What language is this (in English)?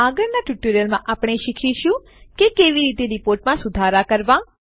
Gujarati